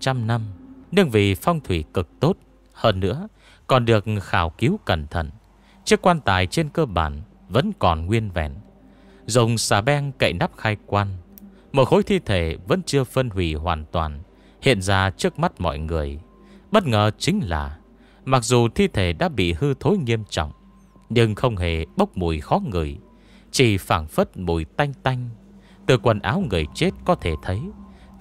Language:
Vietnamese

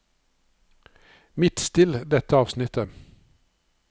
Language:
Norwegian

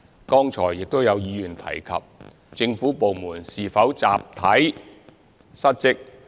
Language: Cantonese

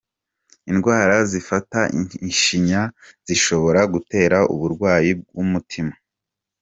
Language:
Kinyarwanda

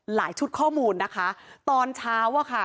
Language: Thai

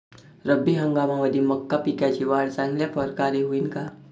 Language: Marathi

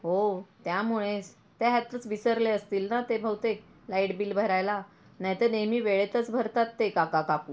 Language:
Marathi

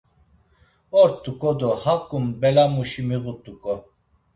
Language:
Laz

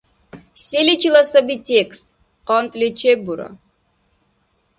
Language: Dargwa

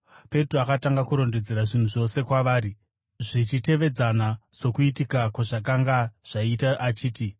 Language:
Shona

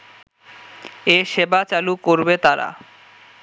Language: Bangla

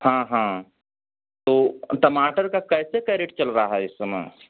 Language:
Hindi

